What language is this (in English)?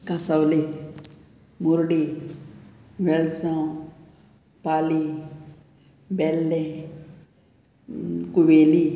Konkani